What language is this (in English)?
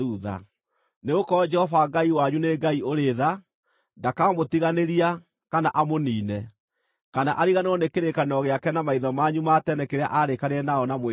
Kikuyu